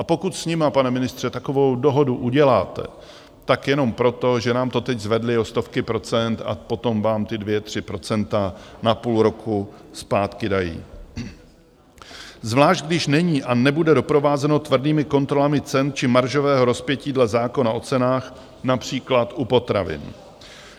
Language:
Czech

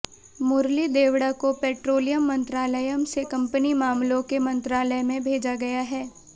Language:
Hindi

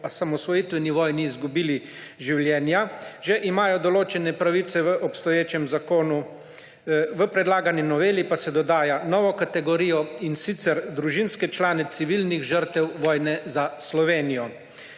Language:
Slovenian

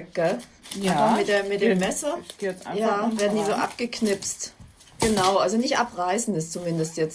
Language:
German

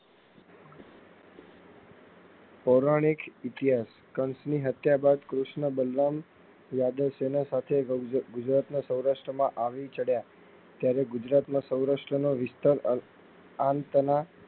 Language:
Gujarati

